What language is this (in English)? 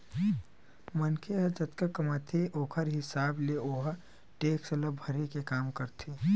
Chhattisgarhi